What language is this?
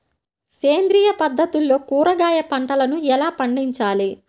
Telugu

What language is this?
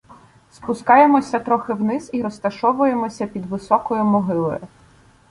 Ukrainian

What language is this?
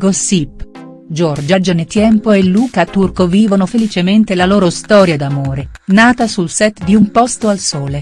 Italian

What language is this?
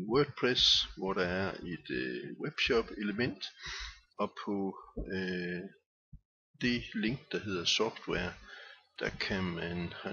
Danish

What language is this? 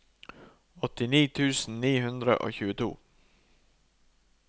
Norwegian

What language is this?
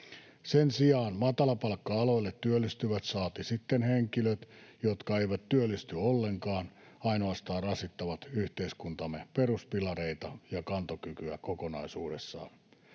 Finnish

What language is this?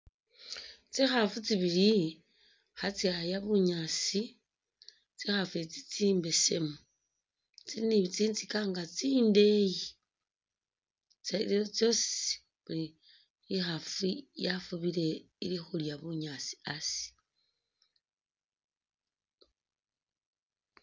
Masaaba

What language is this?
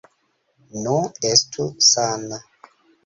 Esperanto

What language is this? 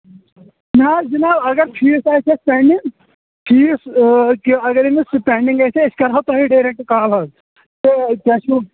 Kashmiri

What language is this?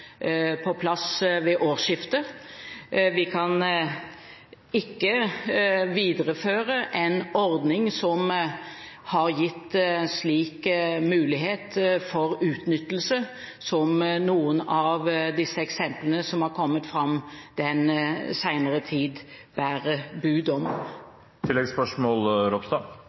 Norwegian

